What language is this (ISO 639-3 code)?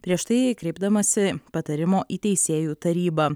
lit